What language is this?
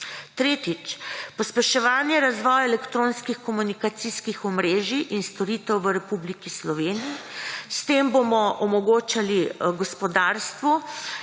Slovenian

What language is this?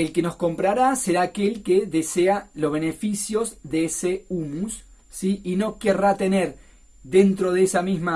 Spanish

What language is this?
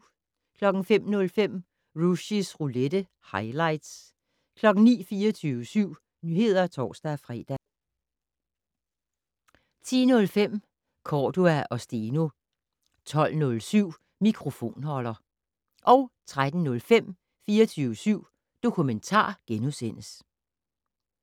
Danish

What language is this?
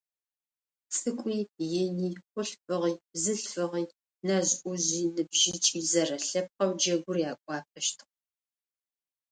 Adyghe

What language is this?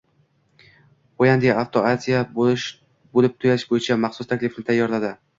Uzbek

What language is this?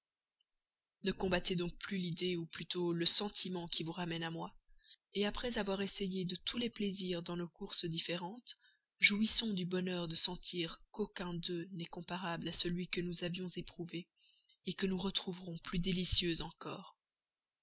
French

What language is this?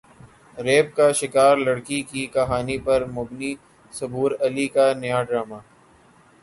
Urdu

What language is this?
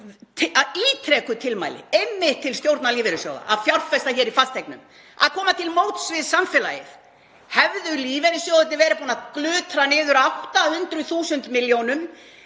Icelandic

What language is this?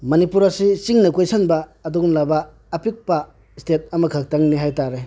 Manipuri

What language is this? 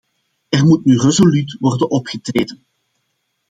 Dutch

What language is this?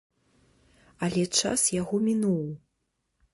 Belarusian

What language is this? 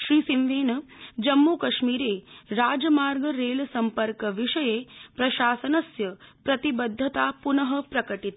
Sanskrit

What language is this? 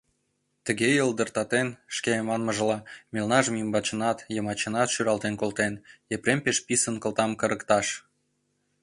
Mari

